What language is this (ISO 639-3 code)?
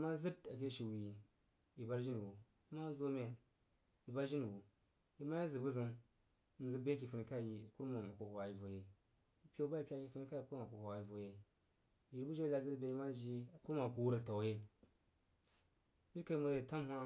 juo